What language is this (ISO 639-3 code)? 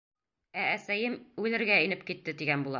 bak